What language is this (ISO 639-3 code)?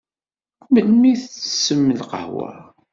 kab